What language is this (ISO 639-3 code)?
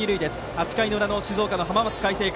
jpn